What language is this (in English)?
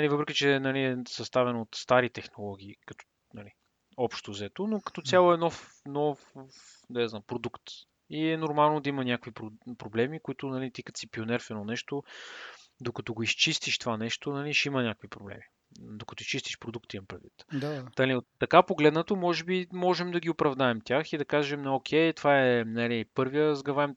Bulgarian